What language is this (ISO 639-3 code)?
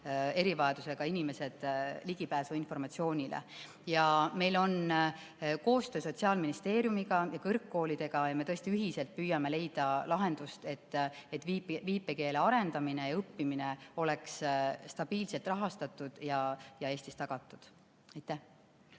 est